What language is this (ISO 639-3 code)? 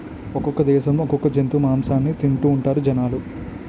tel